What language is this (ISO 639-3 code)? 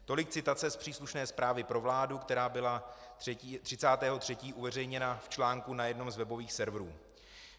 ces